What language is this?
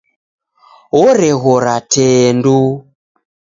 Taita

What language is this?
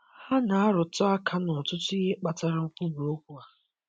Igbo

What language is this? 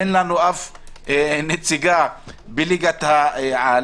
Hebrew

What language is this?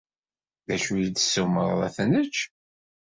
Kabyle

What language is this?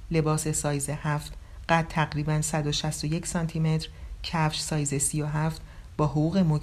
Persian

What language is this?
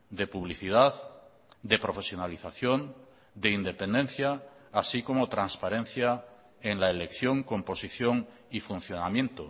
Spanish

